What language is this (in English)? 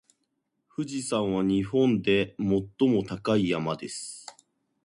Japanese